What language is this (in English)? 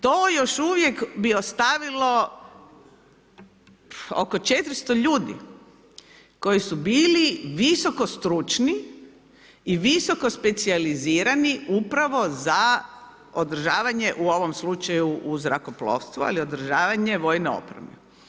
Croatian